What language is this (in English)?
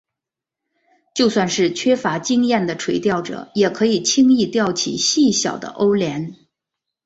Chinese